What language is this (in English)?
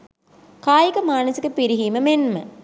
Sinhala